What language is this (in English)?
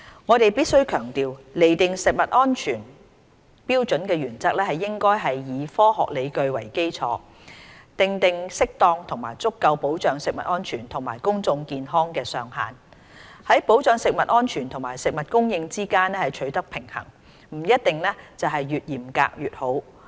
Cantonese